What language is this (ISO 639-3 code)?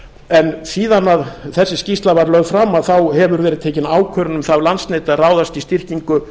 isl